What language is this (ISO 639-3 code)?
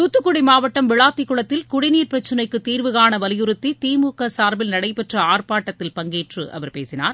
tam